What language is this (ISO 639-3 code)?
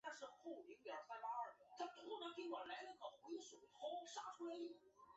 zho